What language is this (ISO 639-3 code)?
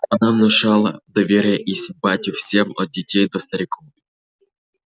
rus